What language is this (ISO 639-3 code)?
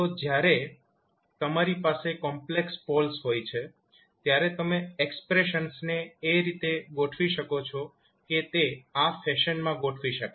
guj